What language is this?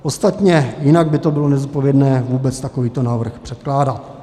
Czech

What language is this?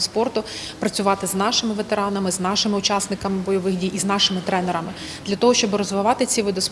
Ukrainian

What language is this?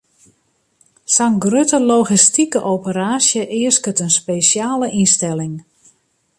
Western Frisian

